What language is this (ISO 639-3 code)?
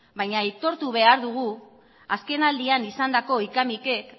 eus